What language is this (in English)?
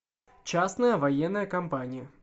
Russian